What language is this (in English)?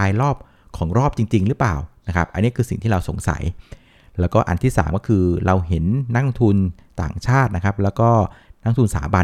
Thai